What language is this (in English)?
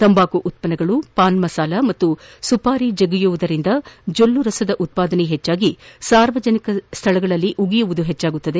Kannada